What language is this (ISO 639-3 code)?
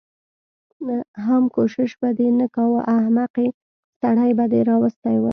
pus